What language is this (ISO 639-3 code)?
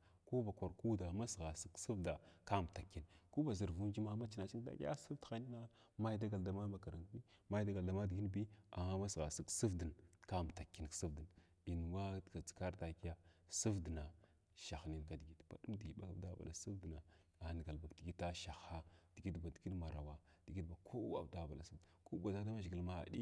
glw